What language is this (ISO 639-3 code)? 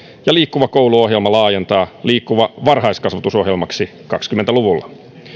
fin